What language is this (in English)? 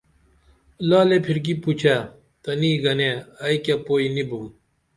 Dameli